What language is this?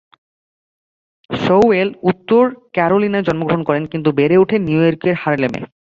Bangla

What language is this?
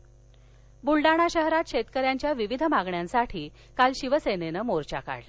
Marathi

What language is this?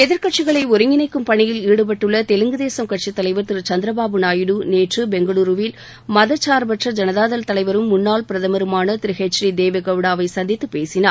Tamil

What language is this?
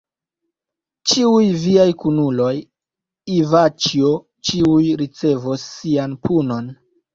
Esperanto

